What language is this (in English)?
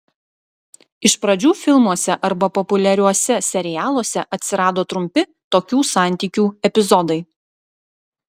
Lithuanian